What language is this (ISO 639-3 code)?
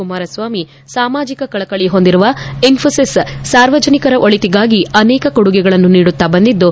kan